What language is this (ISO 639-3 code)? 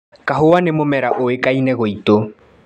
kik